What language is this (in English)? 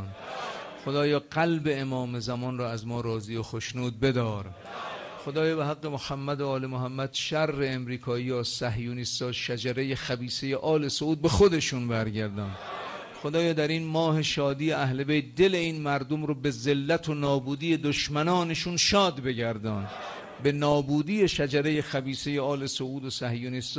Persian